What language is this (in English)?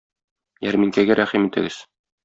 Tatar